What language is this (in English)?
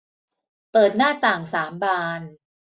Thai